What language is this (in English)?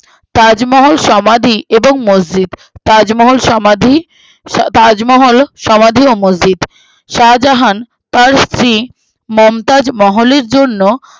Bangla